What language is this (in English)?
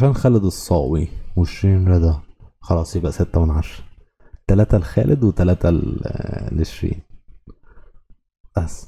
Arabic